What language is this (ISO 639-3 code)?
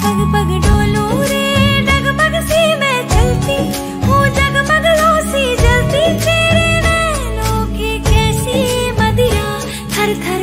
hin